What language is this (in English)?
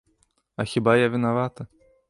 Belarusian